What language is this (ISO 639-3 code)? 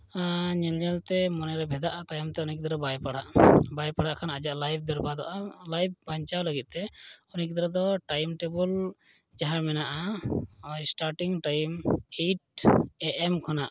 sat